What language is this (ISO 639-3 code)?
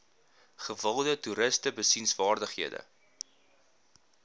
afr